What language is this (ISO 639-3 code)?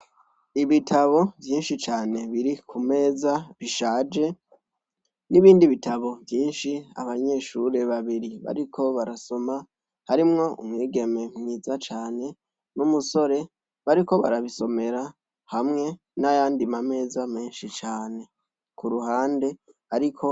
run